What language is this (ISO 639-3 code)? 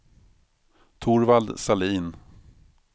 swe